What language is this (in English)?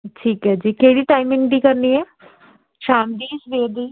Punjabi